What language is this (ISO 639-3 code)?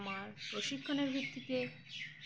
ben